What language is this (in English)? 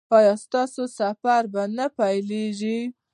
Pashto